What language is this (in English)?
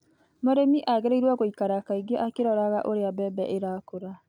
Kikuyu